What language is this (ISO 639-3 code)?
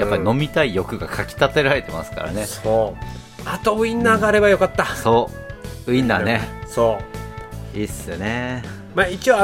jpn